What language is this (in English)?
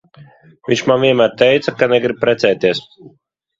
Latvian